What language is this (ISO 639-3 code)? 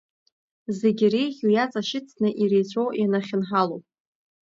abk